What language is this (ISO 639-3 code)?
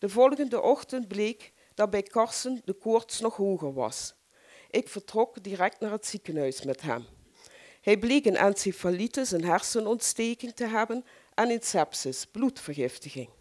nld